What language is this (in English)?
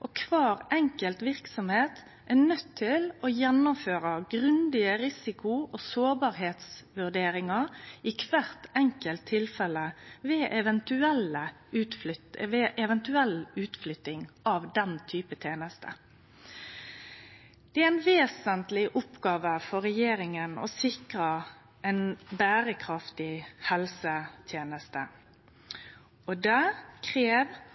Norwegian Nynorsk